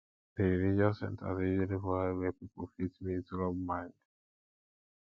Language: Nigerian Pidgin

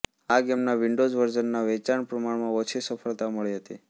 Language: Gujarati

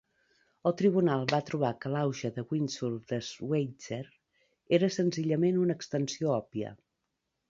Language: Catalan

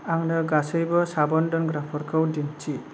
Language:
Bodo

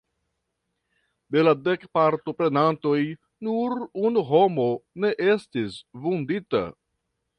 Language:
Esperanto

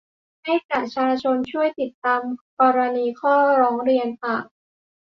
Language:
Thai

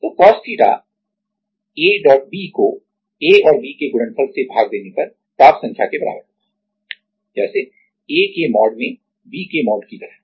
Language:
Hindi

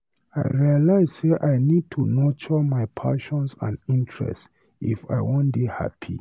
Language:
Nigerian Pidgin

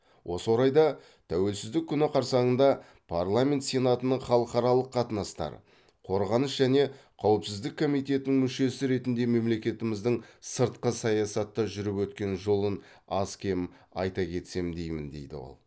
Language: Kazakh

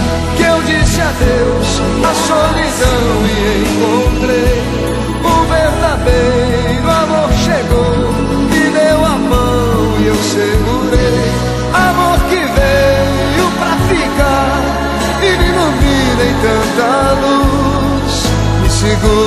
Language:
Portuguese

